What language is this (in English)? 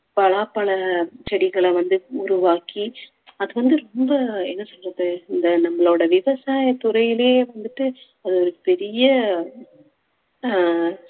Tamil